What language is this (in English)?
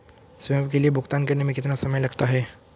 Hindi